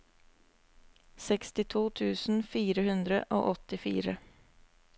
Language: Norwegian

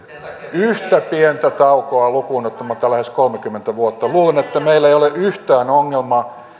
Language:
Finnish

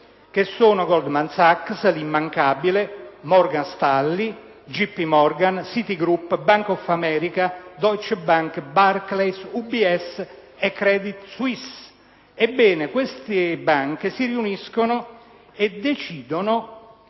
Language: Italian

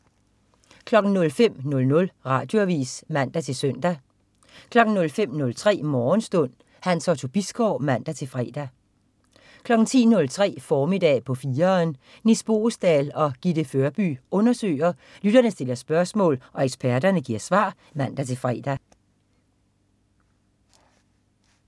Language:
Danish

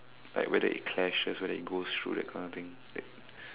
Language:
English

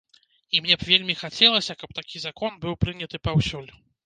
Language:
Belarusian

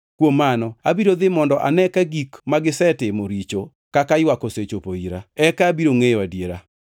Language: Luo (Kenya and Tanzania)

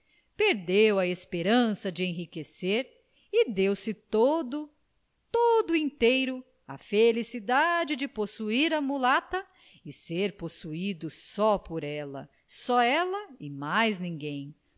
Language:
Portuguese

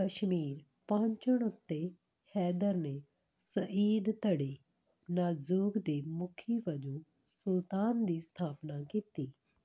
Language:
Punjabi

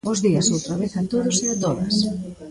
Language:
Galician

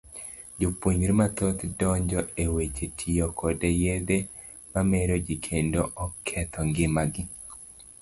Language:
Luo (Kenya and Tanzania)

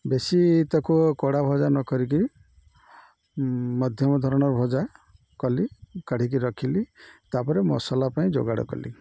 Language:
Odia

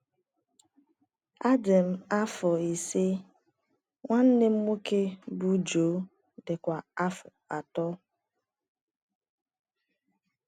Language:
Igbo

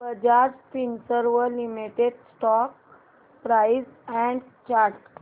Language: Marathi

